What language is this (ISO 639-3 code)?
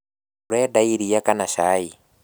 kik